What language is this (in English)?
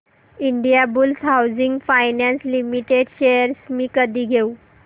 Marathi